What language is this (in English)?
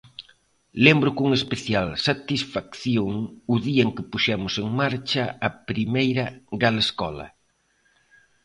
Galician